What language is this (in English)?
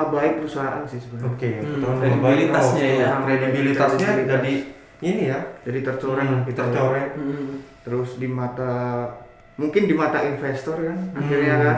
Indonesian